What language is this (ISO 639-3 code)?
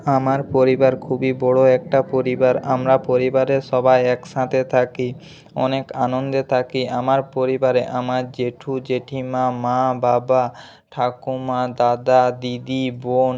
ben